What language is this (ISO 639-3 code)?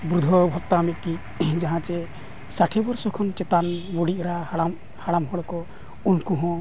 sat